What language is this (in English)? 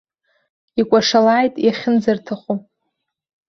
Abkhazian